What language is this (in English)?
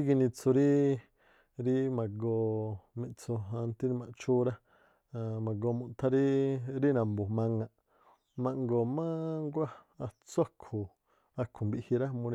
Tlacoapa Me'phaa